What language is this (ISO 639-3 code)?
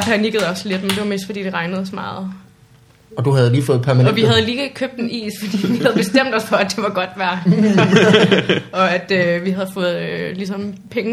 dan